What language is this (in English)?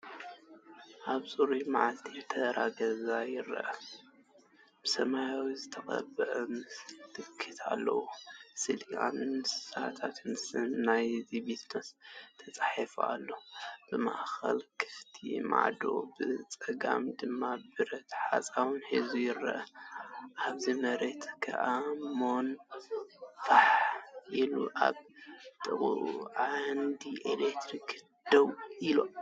Tigrinya